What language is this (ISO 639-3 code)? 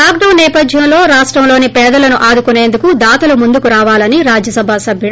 tel